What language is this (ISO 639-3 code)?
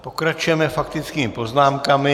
ces